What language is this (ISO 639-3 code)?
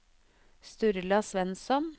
nor